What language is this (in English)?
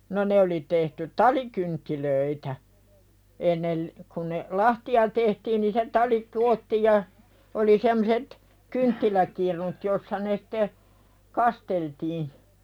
Finnish